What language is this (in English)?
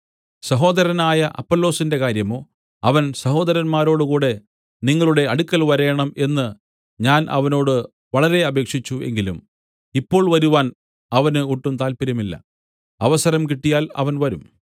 Malayalam